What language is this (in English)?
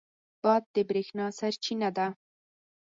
Pashto